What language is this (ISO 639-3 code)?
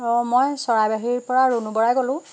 asm